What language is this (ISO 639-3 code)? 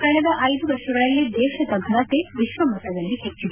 kan